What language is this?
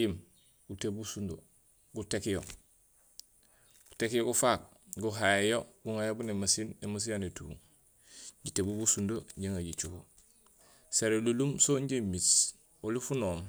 Gusilay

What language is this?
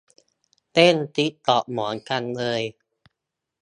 Thai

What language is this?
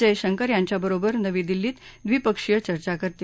Marathi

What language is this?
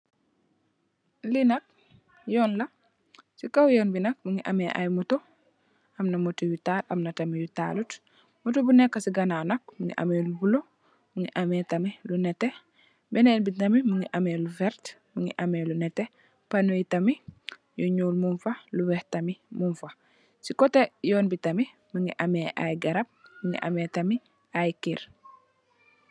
Wolof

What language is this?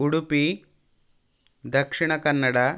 Sanskrit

